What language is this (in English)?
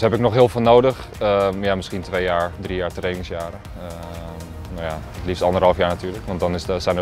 Dutch